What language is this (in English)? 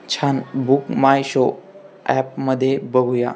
Marathi